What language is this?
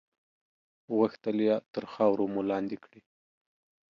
Pashto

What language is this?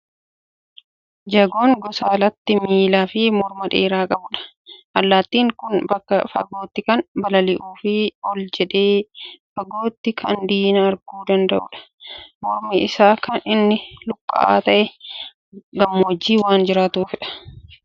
Oromo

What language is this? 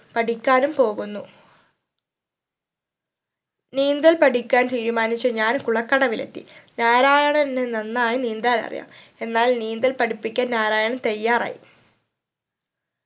Malayalam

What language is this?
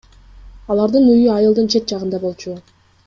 Kyrgyz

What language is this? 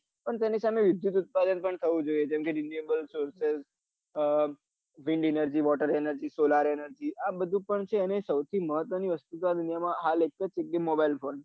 Gujarati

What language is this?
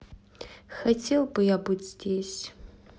Russian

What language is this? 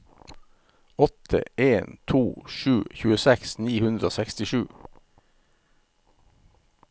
Norwegian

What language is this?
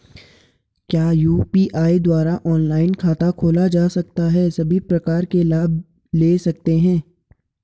Hindi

